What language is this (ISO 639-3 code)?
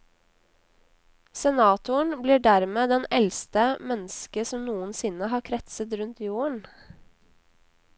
nor